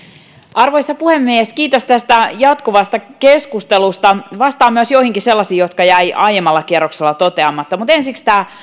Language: Finnish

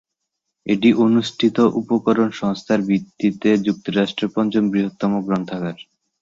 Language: Bangla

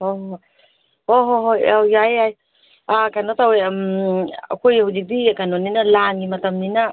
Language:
Manipuri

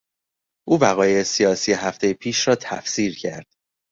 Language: Persian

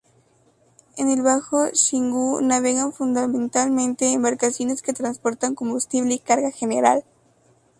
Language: Spanish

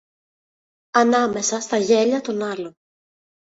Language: Greek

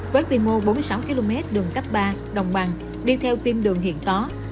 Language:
Vietnamese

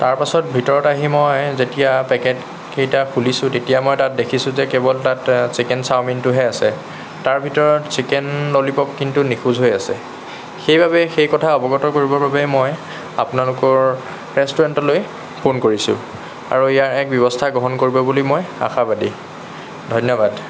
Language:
Assamese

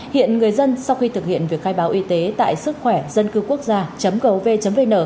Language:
Vietnamese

